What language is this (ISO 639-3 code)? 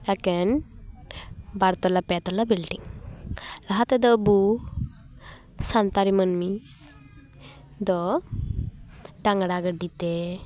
sat